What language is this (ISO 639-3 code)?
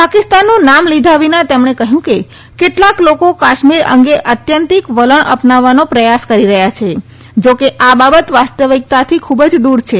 guj